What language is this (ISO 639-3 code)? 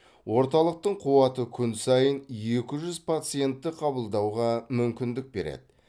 kaz